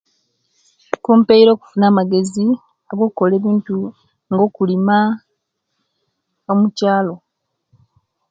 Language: Kenyi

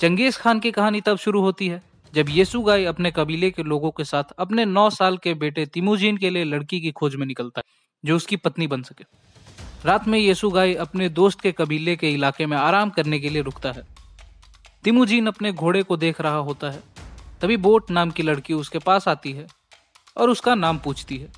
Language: Hindi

